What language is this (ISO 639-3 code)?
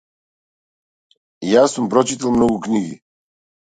mkd